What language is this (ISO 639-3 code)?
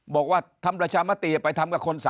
tha